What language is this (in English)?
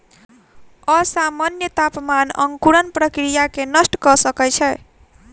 Maithili